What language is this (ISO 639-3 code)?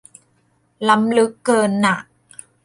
tha